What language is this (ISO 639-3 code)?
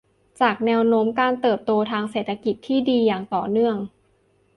tha